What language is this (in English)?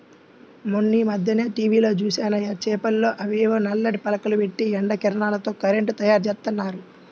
Telugu